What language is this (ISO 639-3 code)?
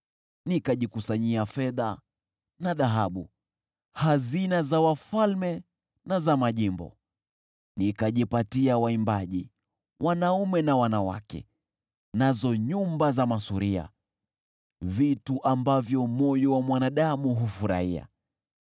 swa